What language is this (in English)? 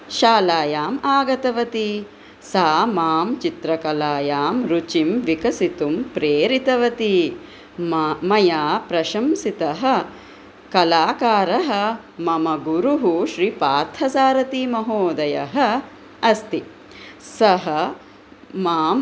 Sanskrit